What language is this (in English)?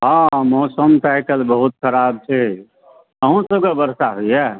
Maithili